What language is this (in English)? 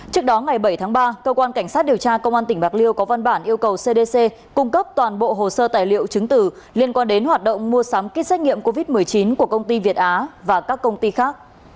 Vietnamese